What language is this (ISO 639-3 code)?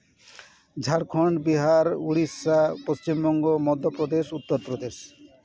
sat